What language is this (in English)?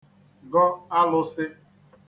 Igbo